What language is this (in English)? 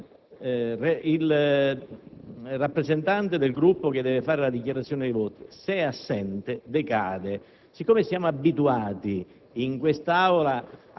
Italian